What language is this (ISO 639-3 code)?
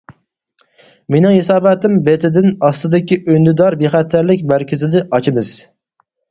uig